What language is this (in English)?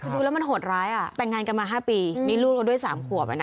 Thai